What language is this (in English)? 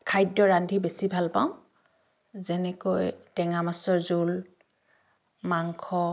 Assamese